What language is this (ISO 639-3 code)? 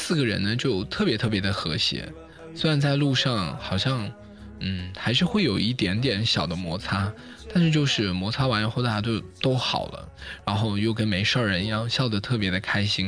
zho